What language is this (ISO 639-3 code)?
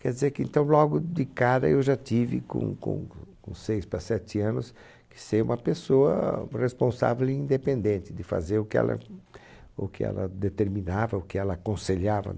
por